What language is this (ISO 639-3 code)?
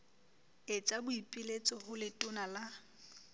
sot